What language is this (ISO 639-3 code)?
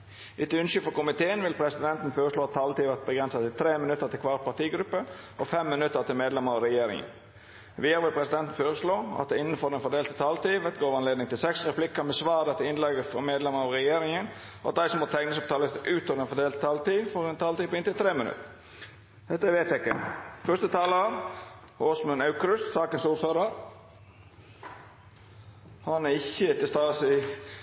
nno